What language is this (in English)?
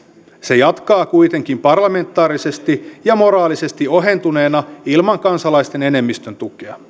Finnish